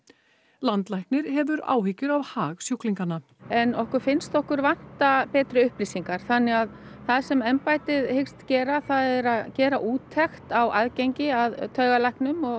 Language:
Icelandic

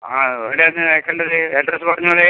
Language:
Malayalam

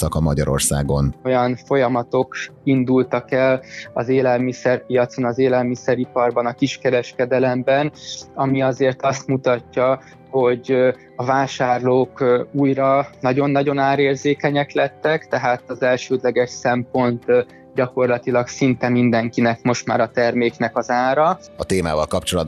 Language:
Hungarian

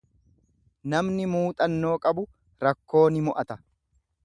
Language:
Oromo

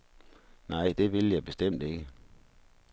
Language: Danish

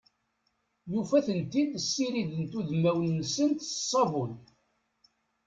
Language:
Kabyle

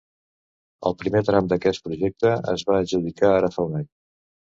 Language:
Catalan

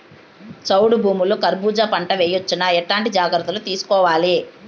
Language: Telugu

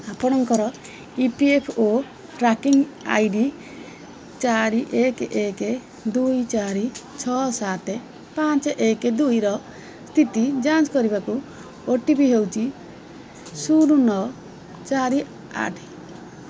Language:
Odia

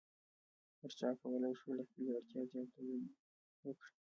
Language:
Pashto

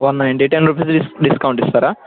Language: Telugu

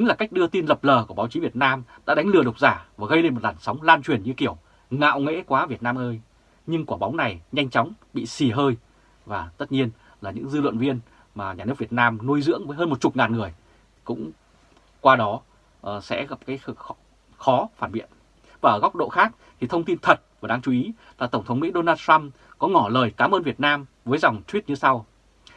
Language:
Vietnamese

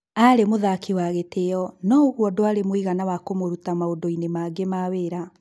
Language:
Kikuyu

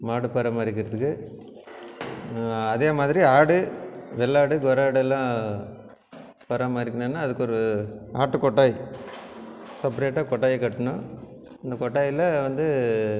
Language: Tamil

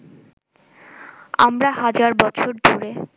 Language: Bangla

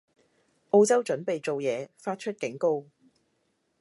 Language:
Cantonese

